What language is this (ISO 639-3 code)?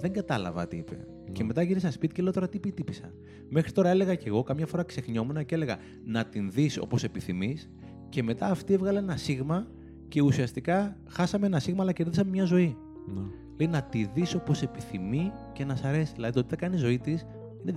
ell